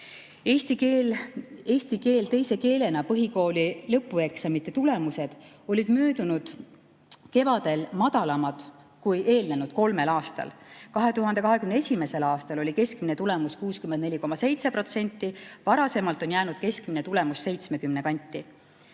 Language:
Estonian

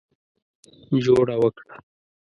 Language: Pashto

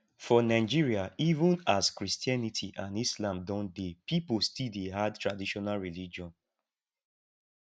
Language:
Nigerian Pidgin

